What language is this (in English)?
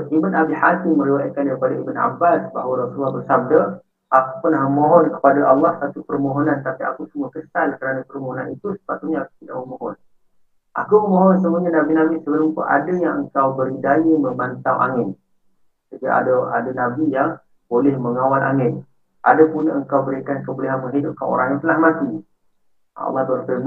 Malay